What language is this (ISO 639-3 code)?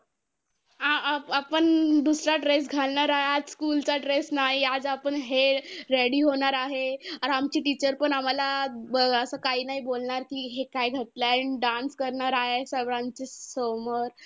mar